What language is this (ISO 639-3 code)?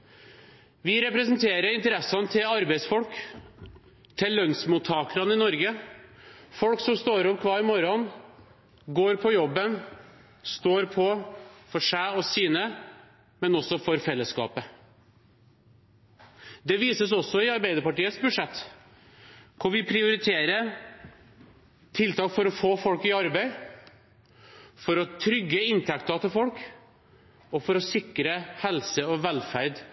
nob